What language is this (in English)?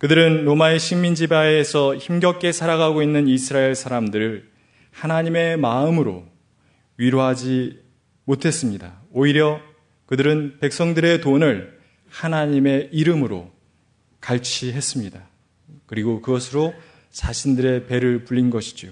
Korean